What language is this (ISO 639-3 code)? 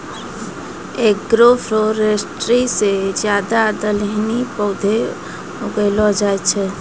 mai